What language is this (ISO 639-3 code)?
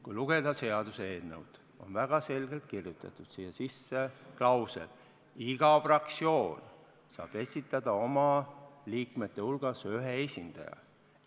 est